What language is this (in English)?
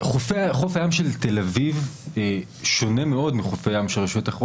Hebrew